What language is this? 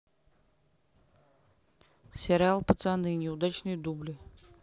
Russian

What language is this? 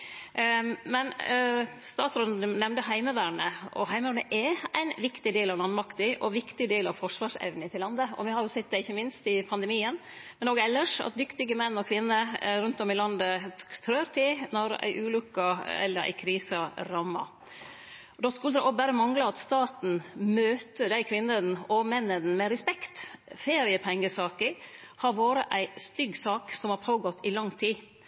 Norwegian Nynorsk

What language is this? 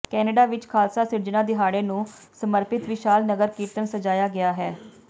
Punjabi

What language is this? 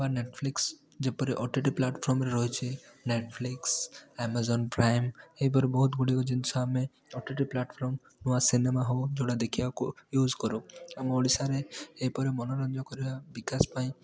Odia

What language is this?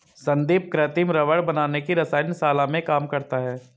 Hindi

